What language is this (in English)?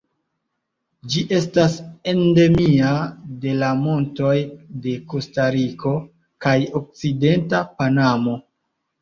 Esperanto